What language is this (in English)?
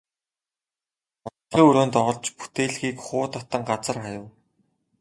Mongolian